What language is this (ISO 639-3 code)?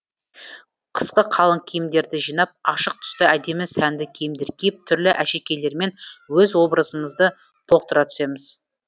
kaz